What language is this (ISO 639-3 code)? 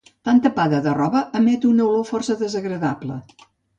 cat